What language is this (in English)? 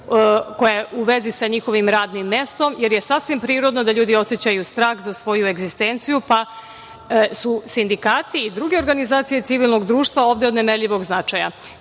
Serbian